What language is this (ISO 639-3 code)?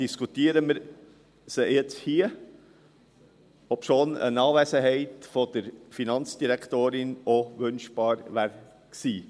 gsw